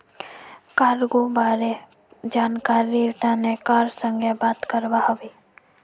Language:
Magahi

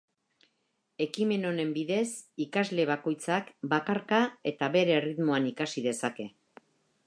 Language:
Basque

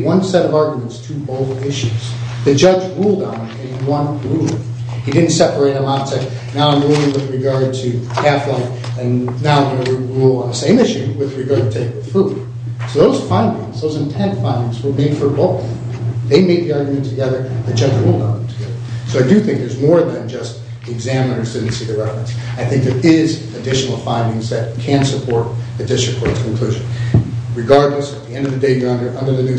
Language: English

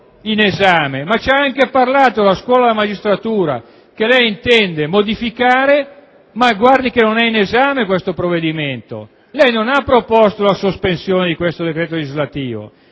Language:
Italian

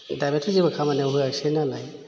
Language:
Bodo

